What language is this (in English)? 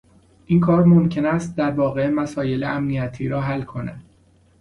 Persian